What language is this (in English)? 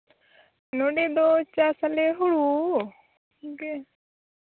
Santali